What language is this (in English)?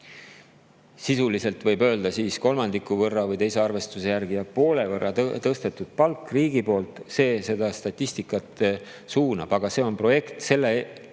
Estonian